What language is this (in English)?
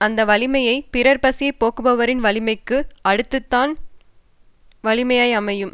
Tamil